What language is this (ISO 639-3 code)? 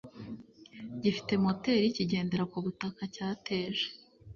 kin